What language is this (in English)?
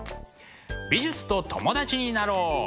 Japanese